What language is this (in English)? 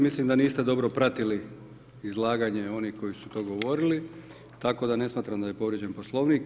Croatian